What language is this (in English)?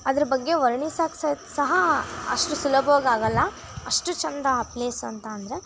Kannada